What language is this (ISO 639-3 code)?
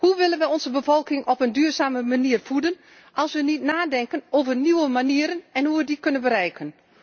nld